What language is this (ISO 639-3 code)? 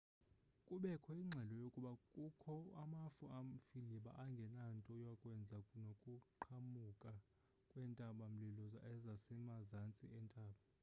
xho